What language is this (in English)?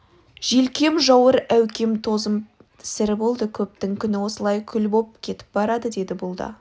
Kazakh